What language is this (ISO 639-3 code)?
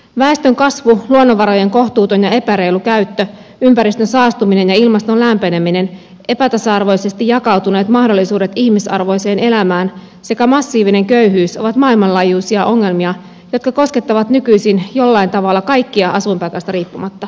fin